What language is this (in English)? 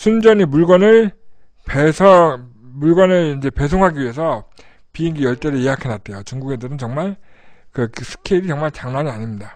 Korean